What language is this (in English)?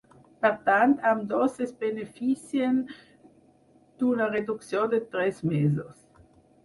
Catalan